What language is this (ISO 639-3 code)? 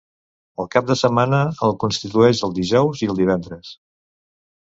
cat